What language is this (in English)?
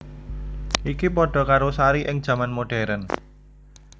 Javanese